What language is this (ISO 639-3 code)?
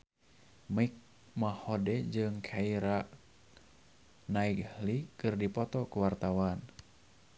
sun